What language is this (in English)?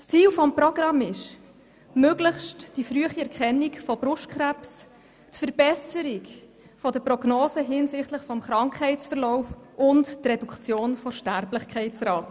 Swiss German